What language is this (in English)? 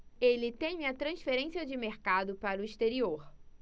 Portuguese